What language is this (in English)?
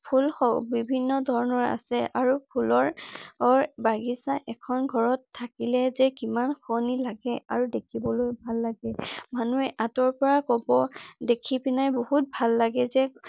Assamese